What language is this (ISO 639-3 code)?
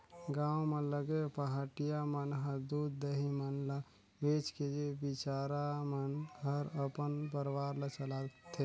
hne